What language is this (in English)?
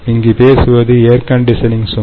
Tamil